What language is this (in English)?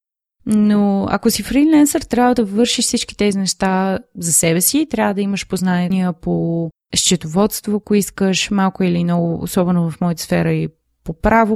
Bulgarian